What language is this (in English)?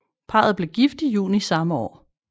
Danish